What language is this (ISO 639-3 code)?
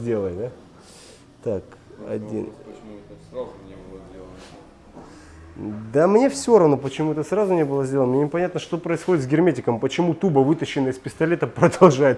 rus